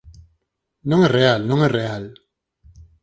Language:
Galician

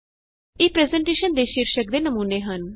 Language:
Punjabi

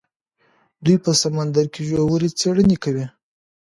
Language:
Pashto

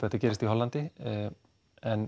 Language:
Icelandic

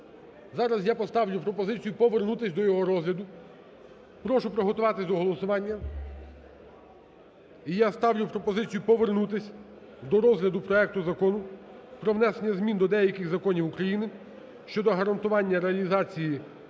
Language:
Ukrainian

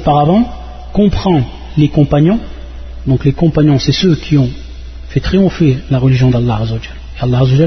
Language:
French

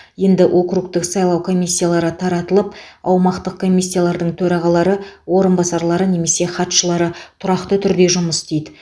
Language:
Kazakh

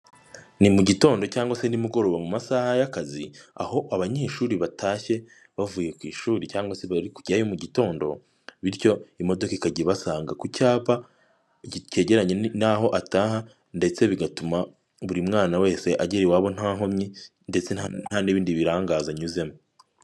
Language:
Kinyarwanda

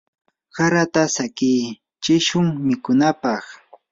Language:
Yanahuanca Pasco Quechua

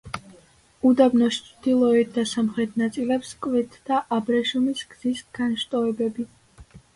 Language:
Georgian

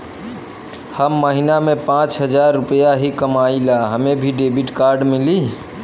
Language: Bhojpuri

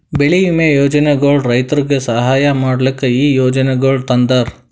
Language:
Kannada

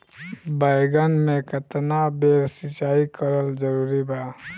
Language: Bhojpuri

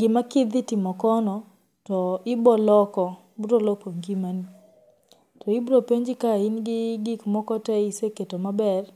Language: Luo (Kenya and Tanzania)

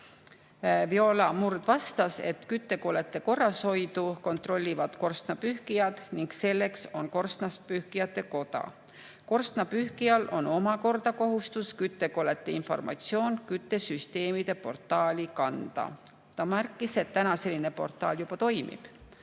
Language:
Estonian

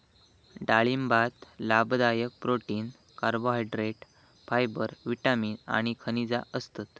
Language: Marathi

